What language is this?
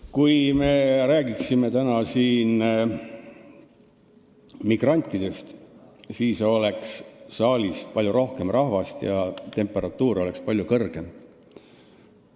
Estonian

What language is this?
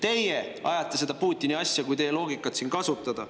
Estonian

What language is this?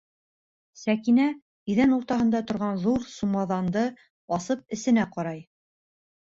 Bashkir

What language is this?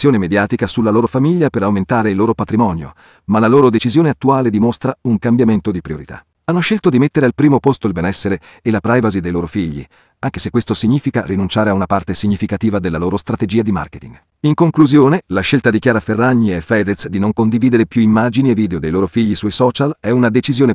Italian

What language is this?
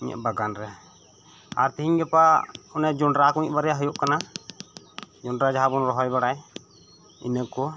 Santali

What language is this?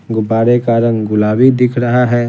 Hindi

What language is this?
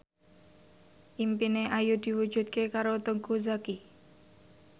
Javanese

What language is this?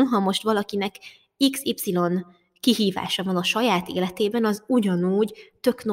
Hungarian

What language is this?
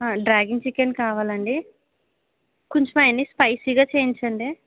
Telugu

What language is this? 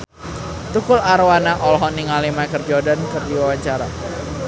Sundanese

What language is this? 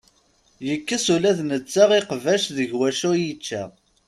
Kabyle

